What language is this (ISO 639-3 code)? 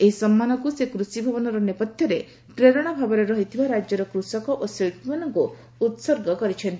ori